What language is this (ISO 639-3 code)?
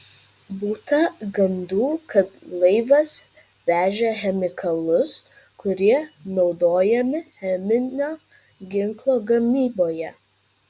lit